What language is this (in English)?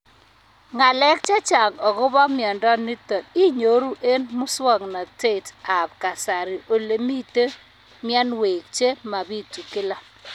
Kalenjin